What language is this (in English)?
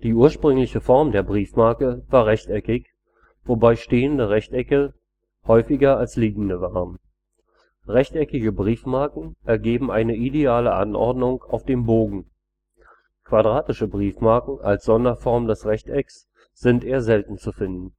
German